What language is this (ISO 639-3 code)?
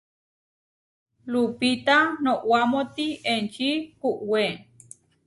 var